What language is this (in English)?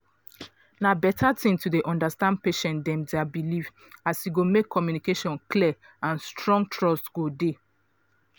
Nigerian Pidgin